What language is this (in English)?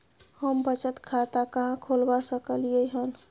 Maithili